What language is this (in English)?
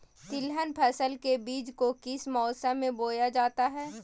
Magahi